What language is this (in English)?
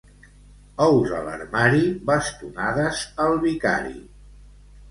Catalan